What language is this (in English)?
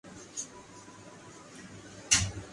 Urdu